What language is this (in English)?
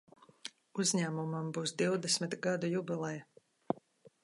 Latvian